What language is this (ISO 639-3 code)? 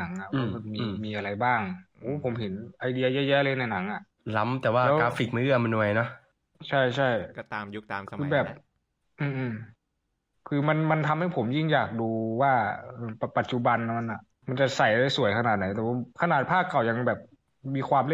tha